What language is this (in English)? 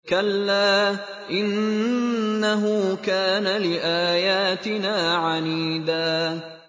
Arabic